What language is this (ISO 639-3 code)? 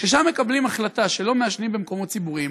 heb